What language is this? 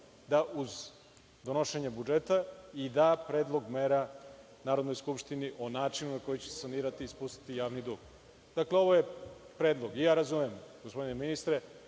Serbian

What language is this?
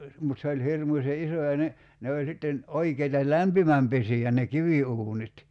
Finnish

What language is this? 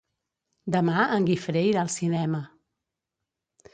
Catalan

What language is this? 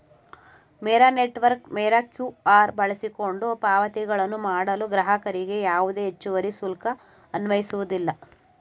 Kannada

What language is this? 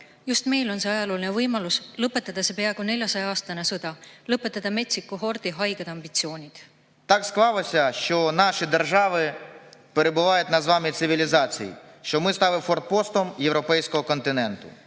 Estonian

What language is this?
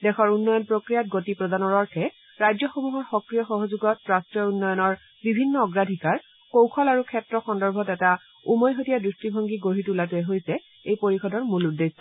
Assamese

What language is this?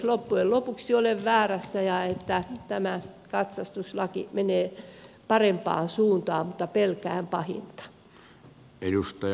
Finnish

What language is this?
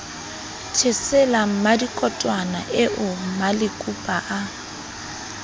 Southern Sotho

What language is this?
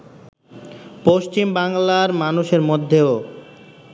Bangla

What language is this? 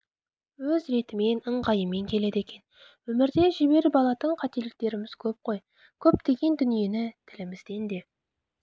Kazakh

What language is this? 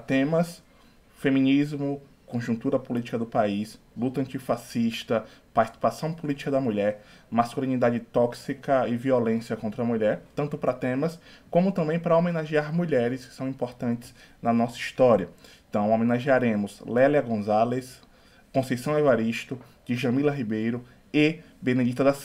Portuguese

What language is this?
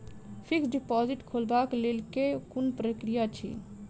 Maithili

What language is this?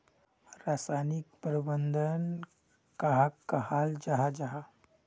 Magahi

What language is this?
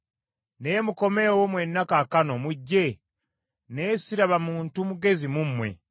Ganda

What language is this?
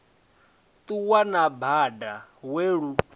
Venda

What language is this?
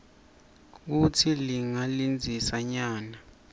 Swati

